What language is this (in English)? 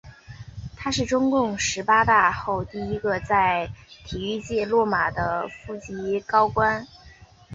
Chinese